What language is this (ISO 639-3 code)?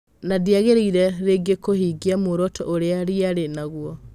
kik